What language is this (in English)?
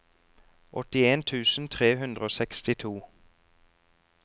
Norwegian